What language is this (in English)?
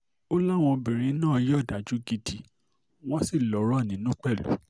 Yoruba